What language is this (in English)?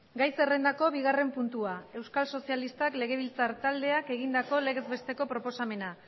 Basque